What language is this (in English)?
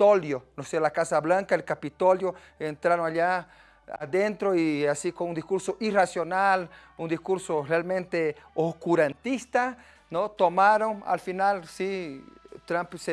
Spanish